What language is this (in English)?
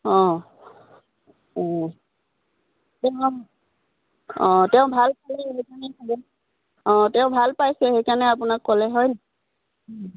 Assamese